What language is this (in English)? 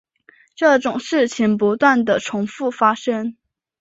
Chinese